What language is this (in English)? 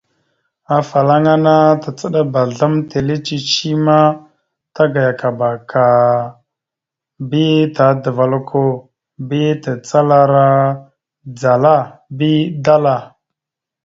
Mada (Cameroon)